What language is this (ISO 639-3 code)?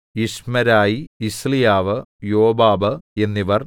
mal